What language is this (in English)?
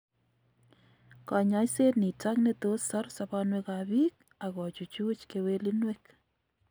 Kalenjin